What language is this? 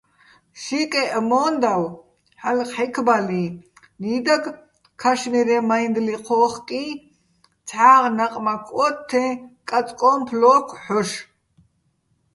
Bats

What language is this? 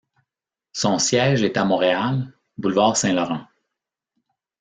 French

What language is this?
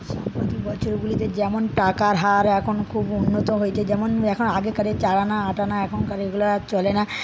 Bangla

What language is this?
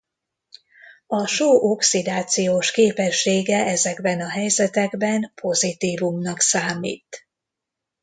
Hungarian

